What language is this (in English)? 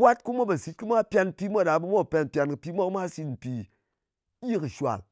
Ngas